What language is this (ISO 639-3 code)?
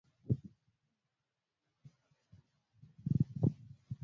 luo